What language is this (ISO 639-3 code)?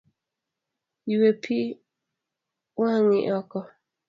luo